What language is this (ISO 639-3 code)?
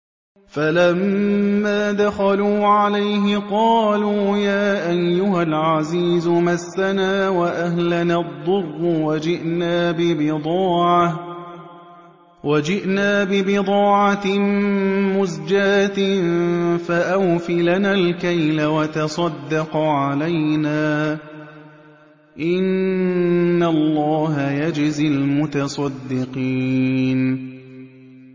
ara